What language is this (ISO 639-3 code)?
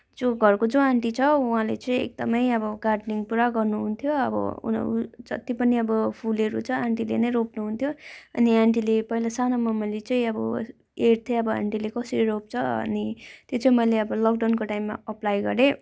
nep